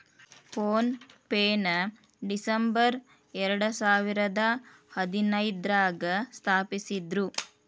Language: Kannada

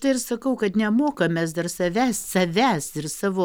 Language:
Lithuanian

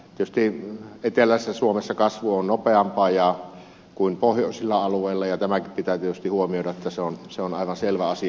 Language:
Finnish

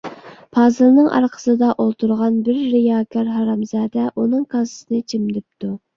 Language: Uyghur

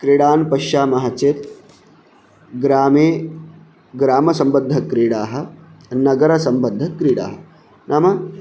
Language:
Sanskrit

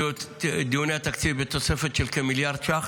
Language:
Hebrew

